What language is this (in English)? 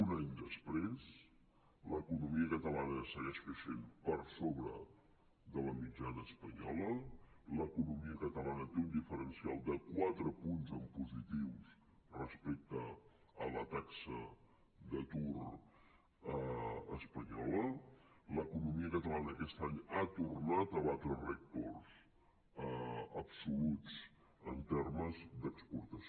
Catalan